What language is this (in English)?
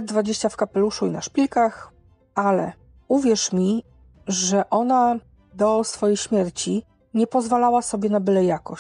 Polish